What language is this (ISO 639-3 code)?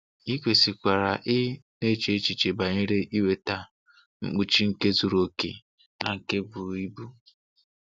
ibo